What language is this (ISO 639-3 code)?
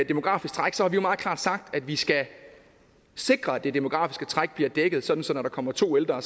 dan